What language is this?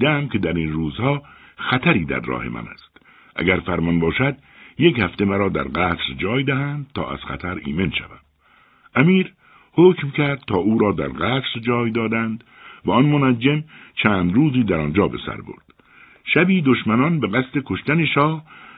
Persian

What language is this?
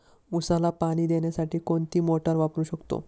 Marathi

